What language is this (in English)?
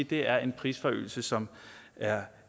Danish